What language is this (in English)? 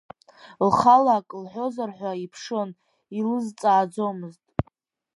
Abkhazian